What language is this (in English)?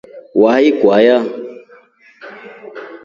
Rombo